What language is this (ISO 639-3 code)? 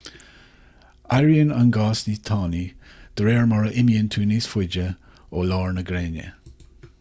gle